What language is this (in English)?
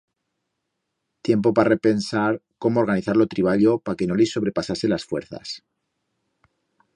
Aragonese